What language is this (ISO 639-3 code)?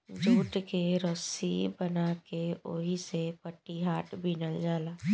bho